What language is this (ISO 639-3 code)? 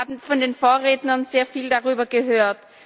deu